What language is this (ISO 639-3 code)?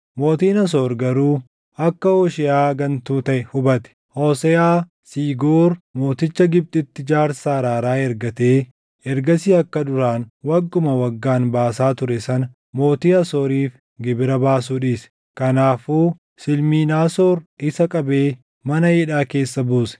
orm